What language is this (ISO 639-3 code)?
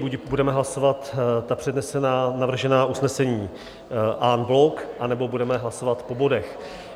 ces